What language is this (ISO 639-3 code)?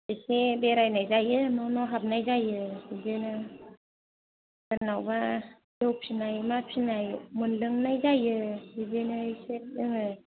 brx